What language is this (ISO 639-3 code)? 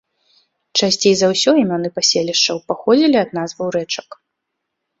bel